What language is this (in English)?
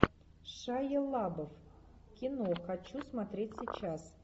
Russian